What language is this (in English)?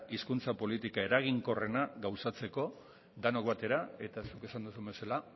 Basque